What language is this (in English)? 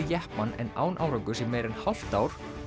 Icelandic